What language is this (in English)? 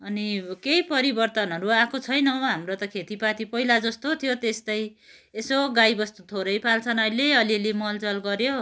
Nepali